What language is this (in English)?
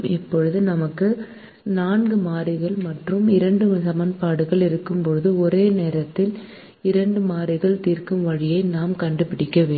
Tamil